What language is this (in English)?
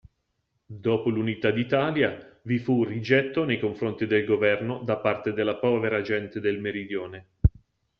Italian